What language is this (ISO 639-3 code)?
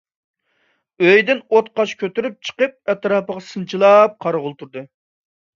uig